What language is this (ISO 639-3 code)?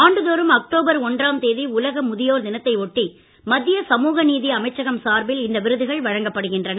tam